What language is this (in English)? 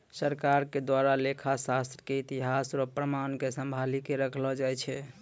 Maithili